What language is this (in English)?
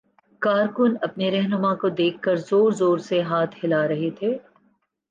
Urdu